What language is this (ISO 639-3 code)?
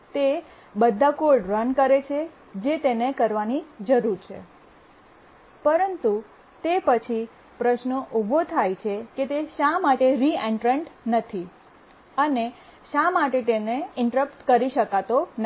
guj